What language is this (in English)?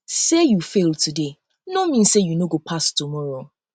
Nigerian Pidgin